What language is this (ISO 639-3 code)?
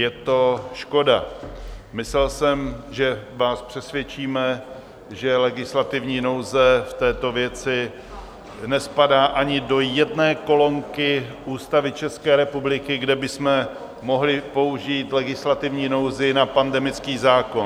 ces